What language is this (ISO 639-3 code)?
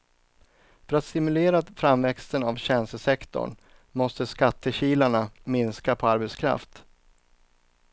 swe